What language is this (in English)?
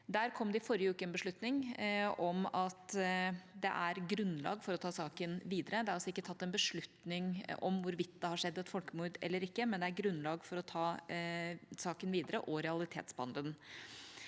Norwegian